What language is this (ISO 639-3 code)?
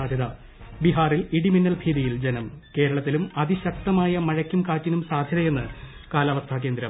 mal